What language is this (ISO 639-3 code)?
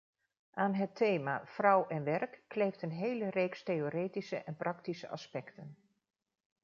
nld